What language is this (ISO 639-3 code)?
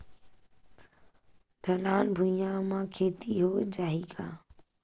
hne